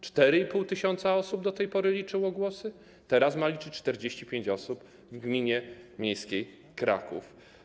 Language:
Polish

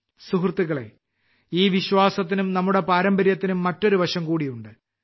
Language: Malayalam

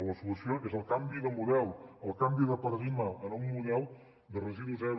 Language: Catalan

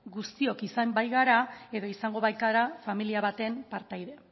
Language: Basque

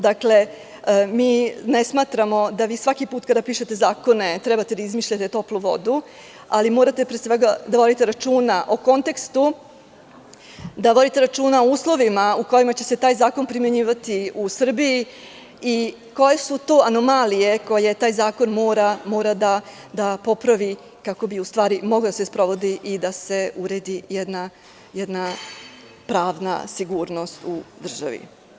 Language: Serbian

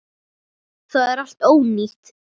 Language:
Icelandic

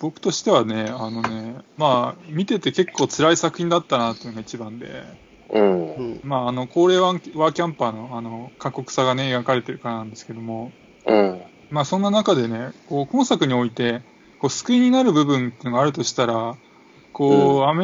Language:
Japanese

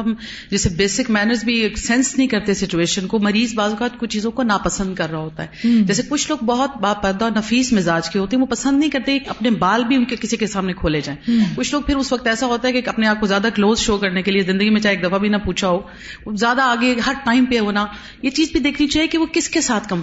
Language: Urdu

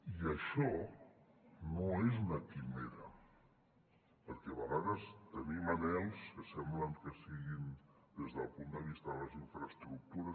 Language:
Catalan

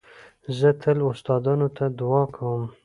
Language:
Pashto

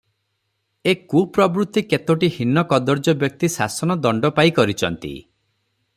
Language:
Odia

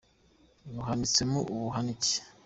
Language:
Kinyarwanda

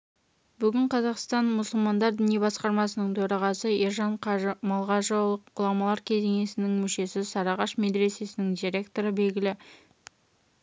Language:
Kazakh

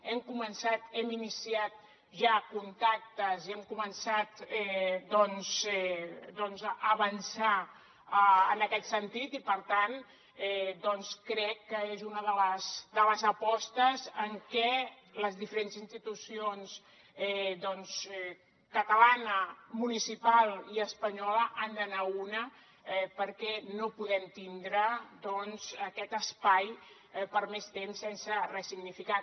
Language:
Catalan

